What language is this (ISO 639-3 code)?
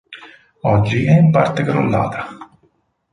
ita